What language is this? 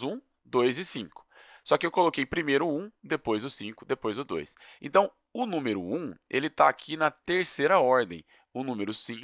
Portuguese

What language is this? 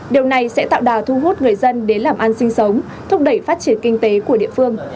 Vietnamese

